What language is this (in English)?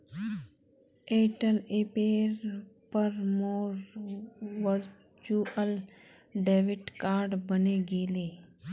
Magahi